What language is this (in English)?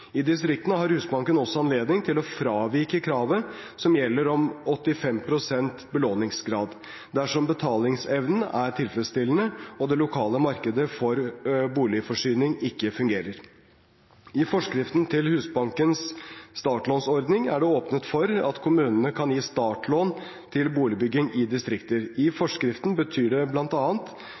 Norwegian Bokmål